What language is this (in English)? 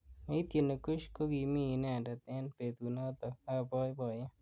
Kalenjin